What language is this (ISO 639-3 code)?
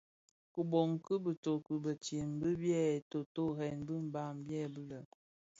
ksf